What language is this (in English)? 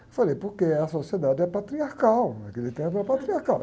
Portuguese